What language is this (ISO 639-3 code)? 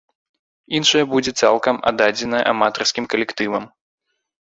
bel